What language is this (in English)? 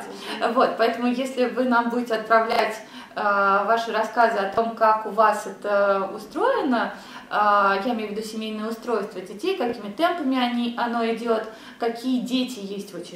Russian